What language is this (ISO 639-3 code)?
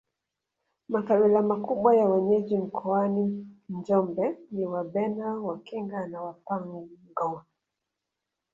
swa